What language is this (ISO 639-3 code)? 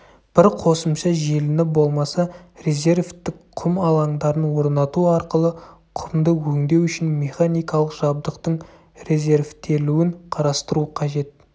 kaz